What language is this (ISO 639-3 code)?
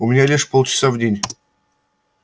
rus